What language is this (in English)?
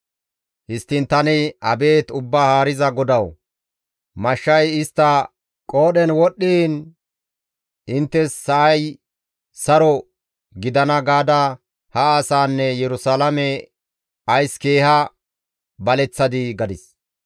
Gamo